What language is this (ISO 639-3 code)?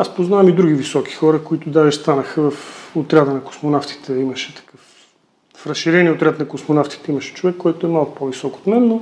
bul